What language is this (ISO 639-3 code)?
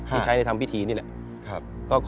tha